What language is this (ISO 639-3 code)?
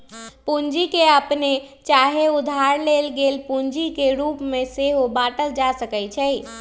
mag